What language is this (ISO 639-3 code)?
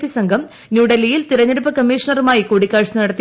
mal